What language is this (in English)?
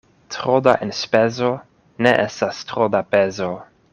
Esperanto